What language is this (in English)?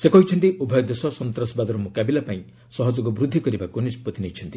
Odia